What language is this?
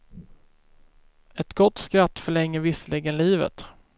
Swedish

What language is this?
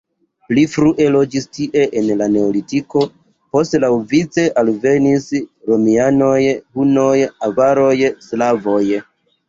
Esperanto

